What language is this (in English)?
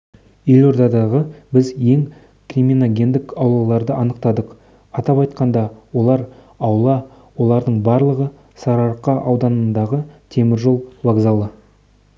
Kazakh